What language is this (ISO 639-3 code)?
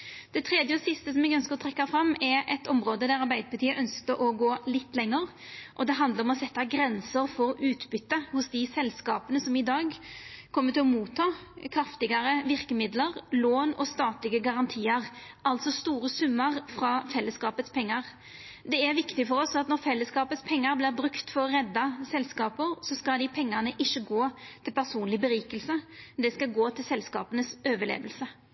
nno